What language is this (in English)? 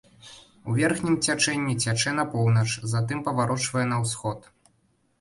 Belarusian